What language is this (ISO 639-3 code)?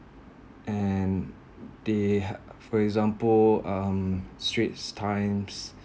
eng